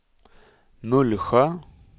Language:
Swedish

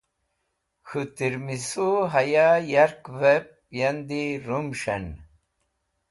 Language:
Wakhi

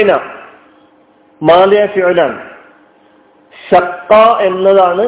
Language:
Malayalam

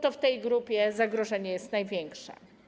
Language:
Polish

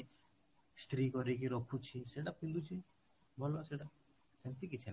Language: Odia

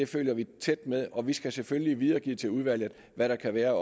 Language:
Danish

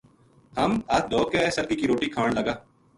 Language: Gujari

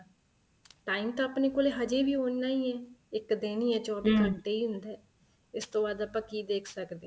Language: Punjabi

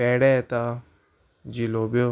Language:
Konkani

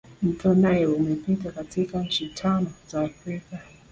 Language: Swahili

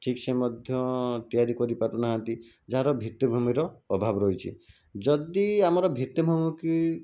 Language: Odia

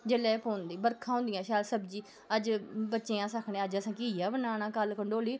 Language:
Dogri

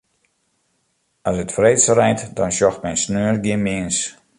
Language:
Western Frisian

